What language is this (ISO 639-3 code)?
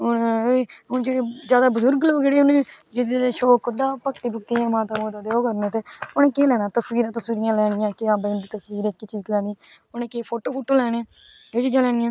doi